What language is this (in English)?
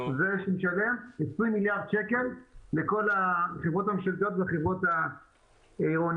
Hebrew